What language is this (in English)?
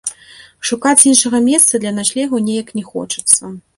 Belarusian